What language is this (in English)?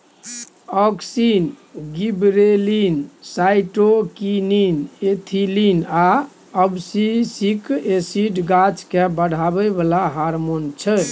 Maithili